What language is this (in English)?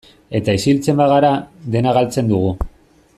Basque